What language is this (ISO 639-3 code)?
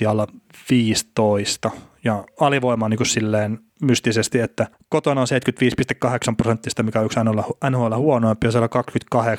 fin